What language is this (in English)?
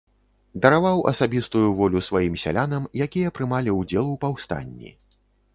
Belarusian